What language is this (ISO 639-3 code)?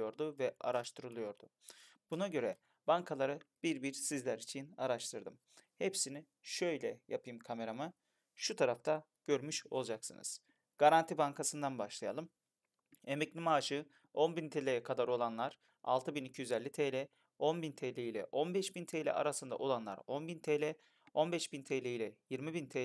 tur